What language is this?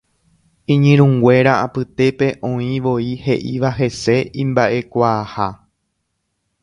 Guarani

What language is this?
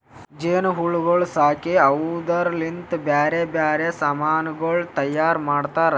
Kannada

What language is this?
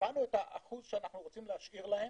Hebrew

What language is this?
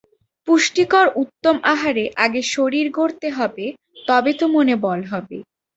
Bangla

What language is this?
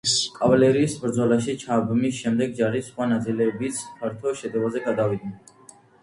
Georgian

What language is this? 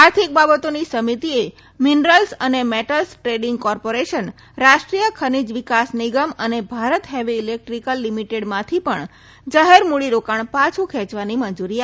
Gujarati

